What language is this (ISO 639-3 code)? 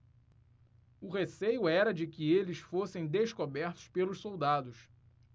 por